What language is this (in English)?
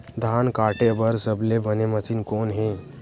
Chhattisgarhi